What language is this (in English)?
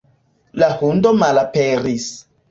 Esperanto